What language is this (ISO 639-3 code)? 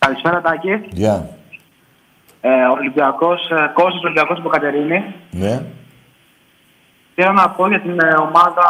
ell